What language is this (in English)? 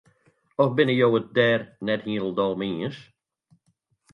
Western Frisian